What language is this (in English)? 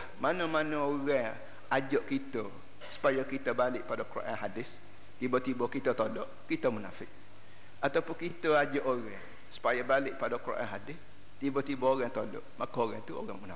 Malay